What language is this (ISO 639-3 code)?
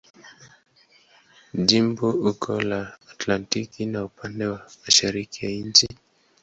swa